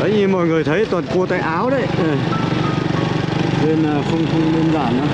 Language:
Vietnamese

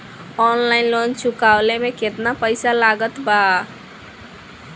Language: Bhojpuri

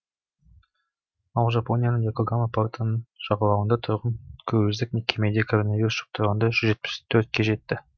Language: Kazakh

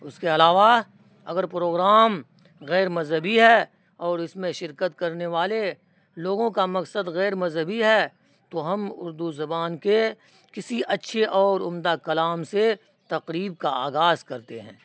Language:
Urdu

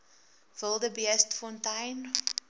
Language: Afrikaans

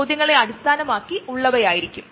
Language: Malayalam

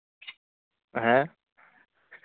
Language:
Bangla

